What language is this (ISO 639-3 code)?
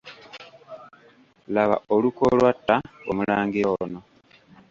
lug